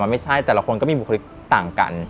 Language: Thai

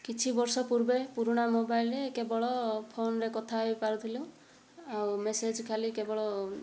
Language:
Odia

